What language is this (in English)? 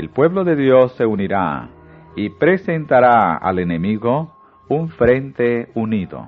Spanish